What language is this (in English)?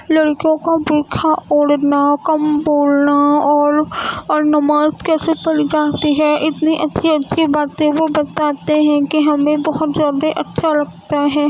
Urdu